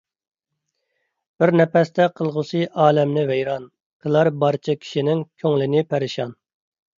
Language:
Uyghur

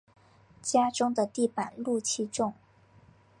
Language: Chinese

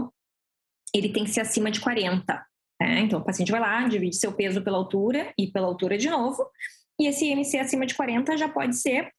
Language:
Portuguese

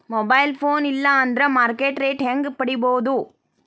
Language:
Kannada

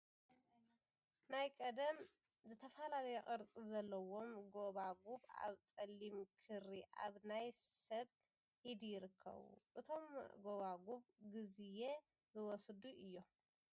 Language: Tigrinya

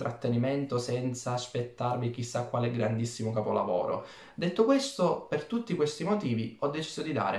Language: Italian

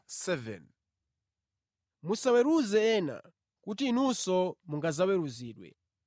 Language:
Nyanja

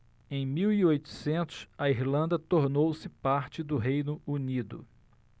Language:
Portuguese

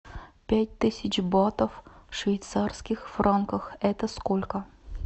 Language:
Russian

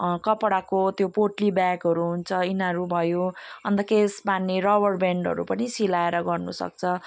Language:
Nepali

